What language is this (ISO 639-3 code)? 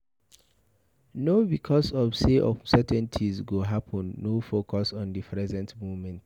pcm